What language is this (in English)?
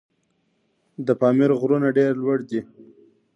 Pashto